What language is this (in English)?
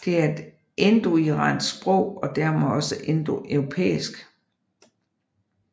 Danish